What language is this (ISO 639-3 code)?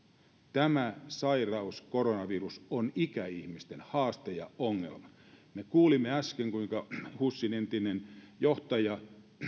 fin